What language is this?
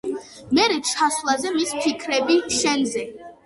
Georgian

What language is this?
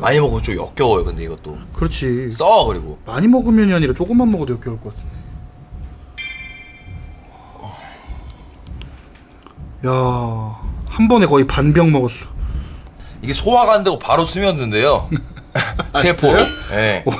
Korean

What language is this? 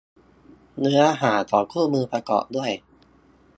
Thai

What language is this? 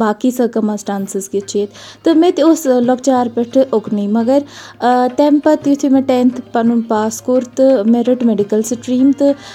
Urdu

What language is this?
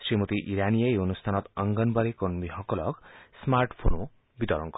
Assamese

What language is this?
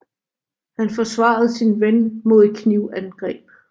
Danish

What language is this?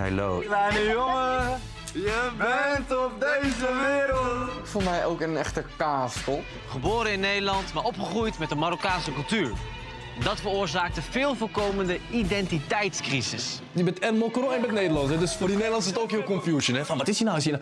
Dutch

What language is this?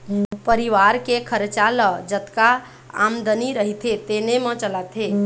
Chhattisgarhi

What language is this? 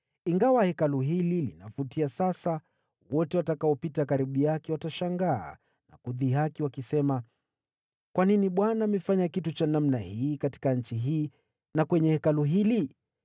Swahili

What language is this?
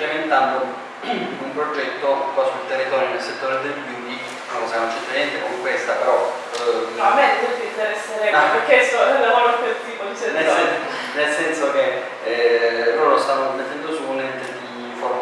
Italian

